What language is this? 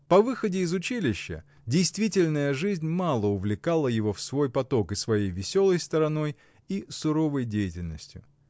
Russian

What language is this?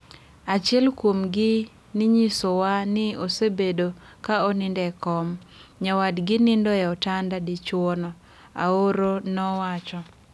Luo (Kenya and Tanzania)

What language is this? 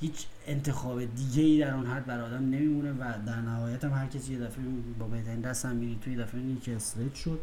Persian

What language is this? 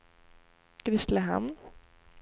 Swedish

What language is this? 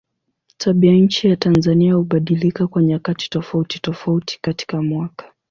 Swahili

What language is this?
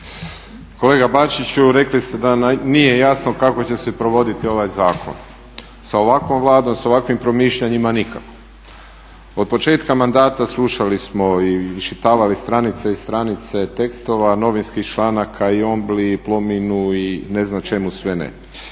Croatian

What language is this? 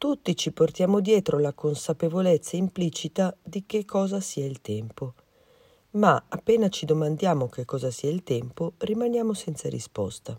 Italian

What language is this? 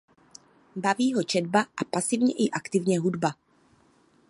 Czech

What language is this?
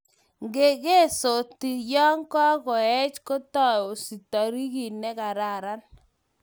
Kalenjin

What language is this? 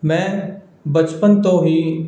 Punjabi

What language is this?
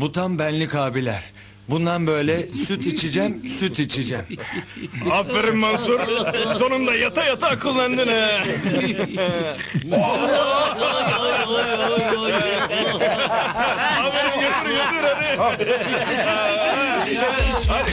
Turkish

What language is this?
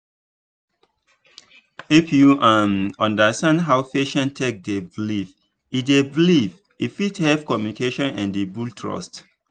Nigerian Pidgin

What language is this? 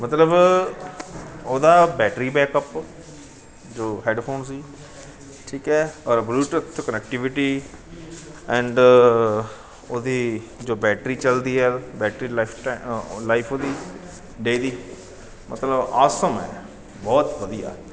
Punjabi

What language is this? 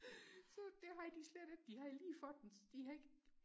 Danish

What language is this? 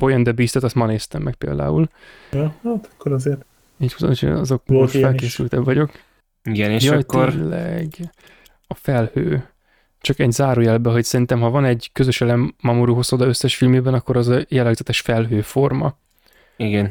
Hungarian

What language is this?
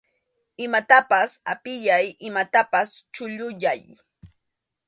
Arequipa-La Unión Quechua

